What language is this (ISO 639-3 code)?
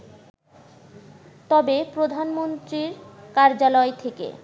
ben